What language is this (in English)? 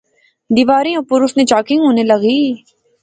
Pahari-Potwari